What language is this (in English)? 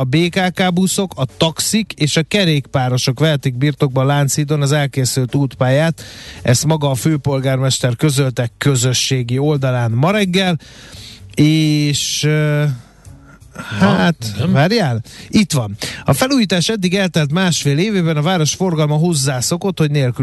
Hungarian